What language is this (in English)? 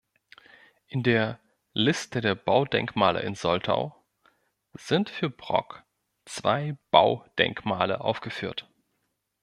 German